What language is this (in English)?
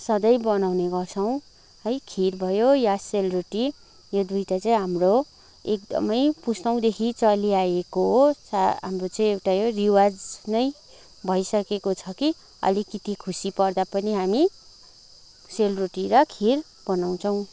Nepali